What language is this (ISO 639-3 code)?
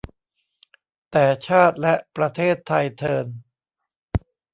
tha